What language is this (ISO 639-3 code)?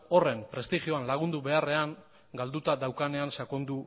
eus